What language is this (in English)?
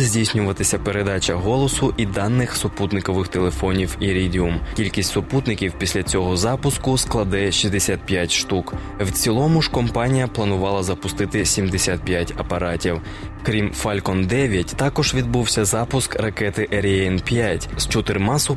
Ukrainian